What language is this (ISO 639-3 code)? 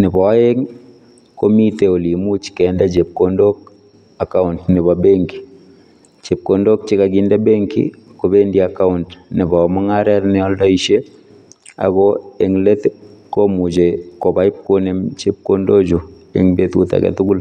kln